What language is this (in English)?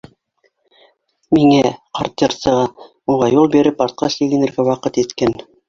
Bashkir